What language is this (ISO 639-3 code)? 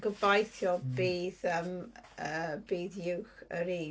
cym